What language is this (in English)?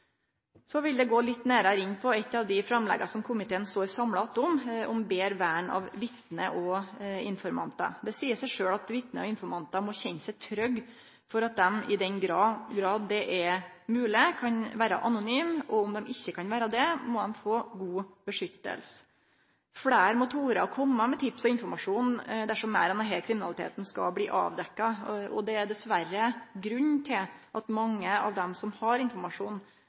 Norwegian Nynorsk